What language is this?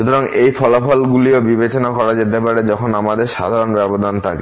Bangla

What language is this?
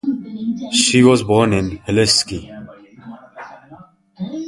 English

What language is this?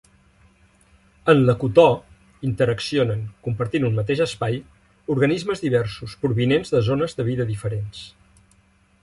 Catalan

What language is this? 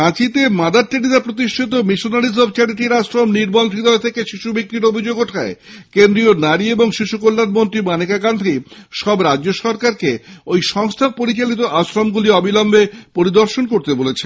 Bangla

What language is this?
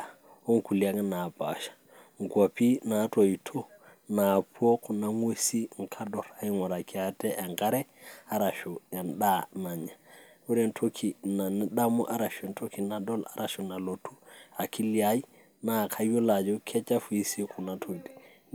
Masai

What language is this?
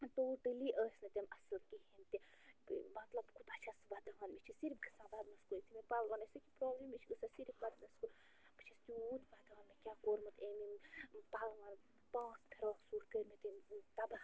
Kashmiri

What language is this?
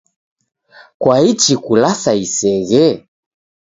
Taita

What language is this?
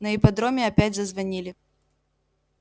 Russian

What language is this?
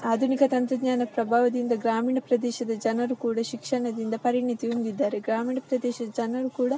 Kannada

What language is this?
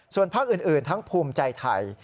Thai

